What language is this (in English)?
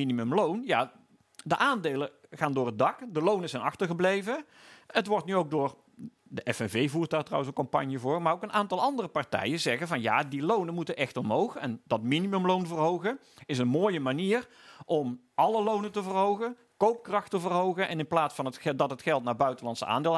Dutch